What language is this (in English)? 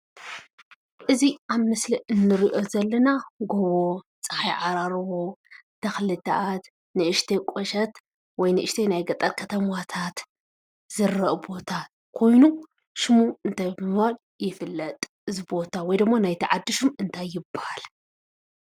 Tigrinya